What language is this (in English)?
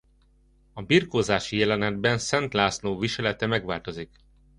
Hungarian